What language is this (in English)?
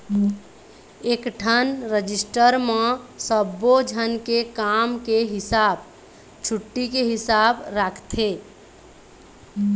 Chhattisgarhi